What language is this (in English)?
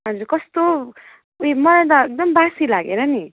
Nepali